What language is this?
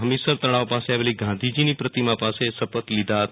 Gujarati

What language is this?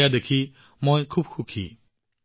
Assamese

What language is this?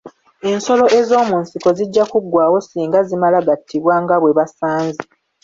Ganda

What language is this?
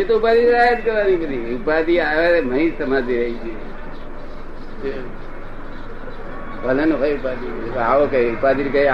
Gujarati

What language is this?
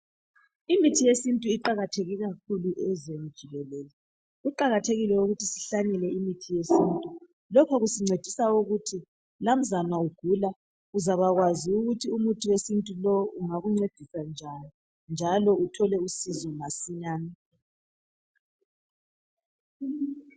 North Ndebele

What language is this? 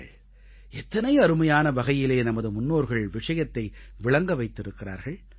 Tamil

